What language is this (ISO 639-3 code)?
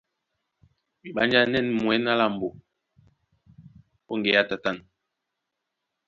dua